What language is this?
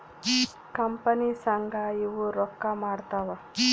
Kannada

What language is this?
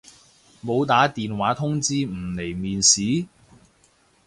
Cantonese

